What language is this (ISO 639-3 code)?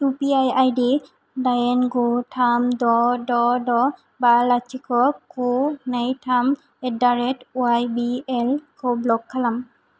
brx